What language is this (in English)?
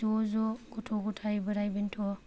Bodo